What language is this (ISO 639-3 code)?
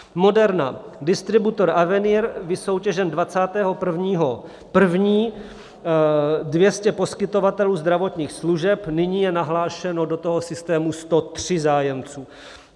ces